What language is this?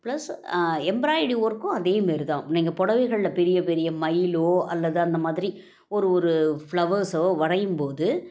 Tamil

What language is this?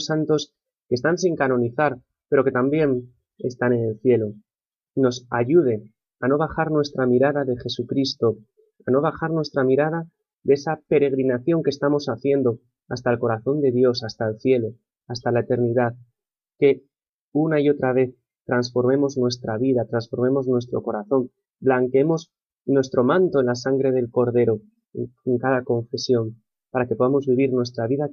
Spanish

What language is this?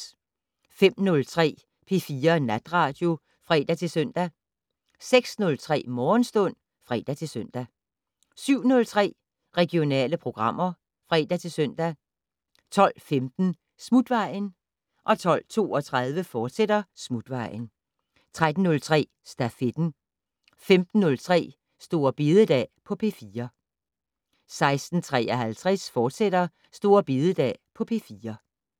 Danish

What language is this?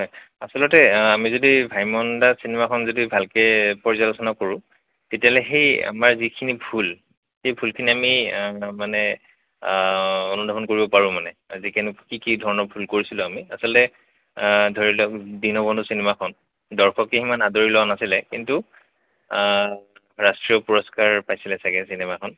Assamese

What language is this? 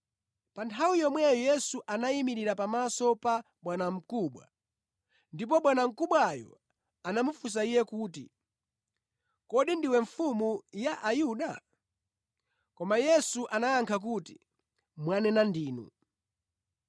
Nyanja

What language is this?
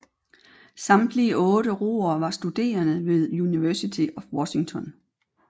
Danish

